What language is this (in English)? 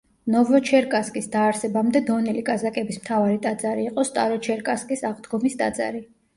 Georgian